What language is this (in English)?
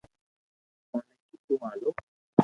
Loarki